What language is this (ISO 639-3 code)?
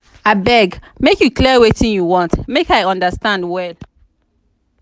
pcm